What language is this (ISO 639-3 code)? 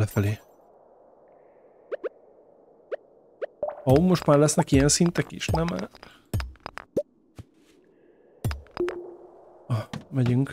hun